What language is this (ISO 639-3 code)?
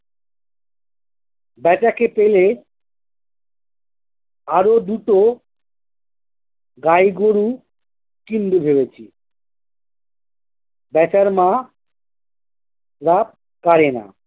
ben